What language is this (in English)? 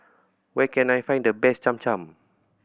English